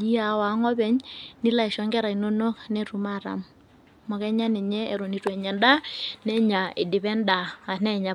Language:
Masai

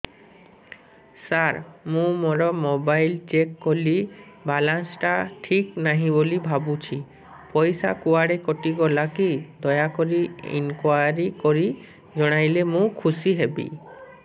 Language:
Odia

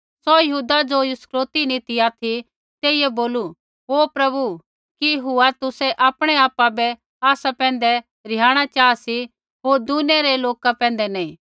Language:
Kullu Pahari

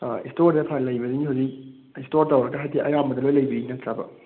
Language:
Manipuri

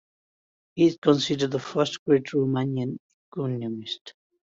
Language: English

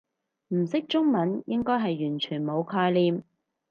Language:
Cantonese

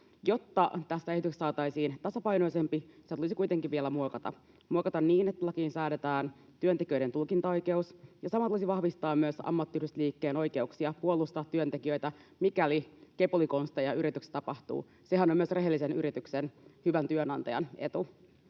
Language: Finnish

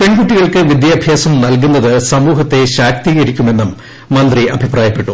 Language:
Malayalam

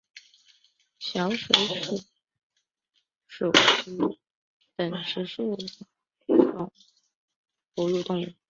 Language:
Chinese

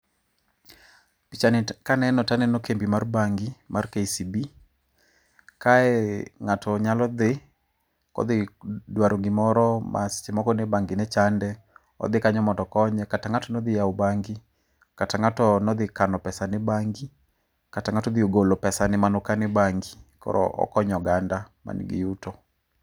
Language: Luo (Kenya and Tanzania)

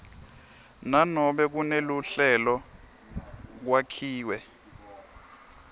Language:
Swati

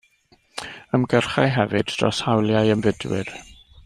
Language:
Welsh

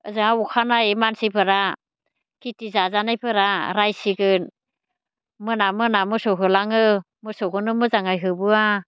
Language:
Bodo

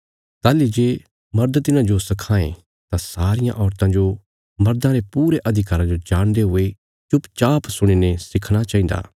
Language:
Bilaspuri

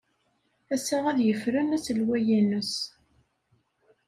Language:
Kabyle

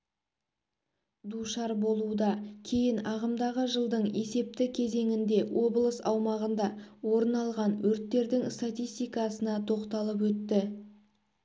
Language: Kazakh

